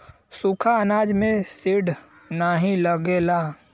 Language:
Bhojpuri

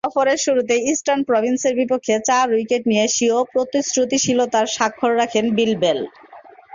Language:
Bangla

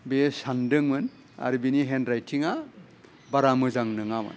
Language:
Bodo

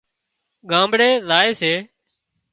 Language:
Wadiyara Koli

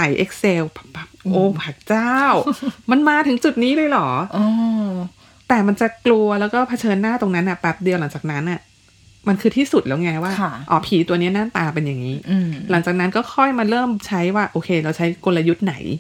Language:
Thai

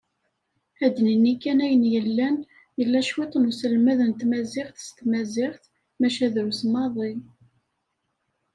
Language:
Kabyle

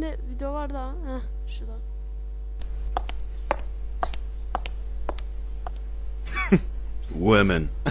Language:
Turkish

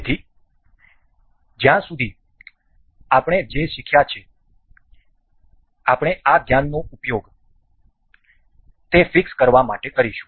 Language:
Gujarati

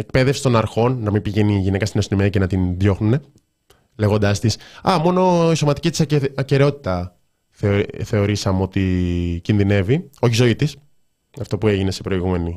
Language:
Greek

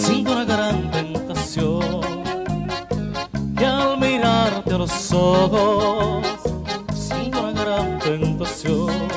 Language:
Romanian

